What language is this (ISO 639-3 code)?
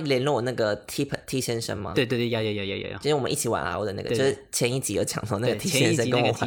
zho